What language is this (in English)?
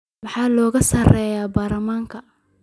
Somali